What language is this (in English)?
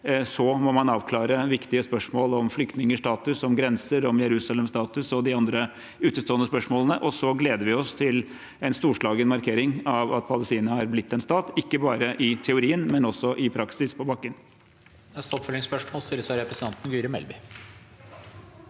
Norwegian